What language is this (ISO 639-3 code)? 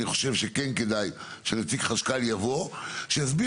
heb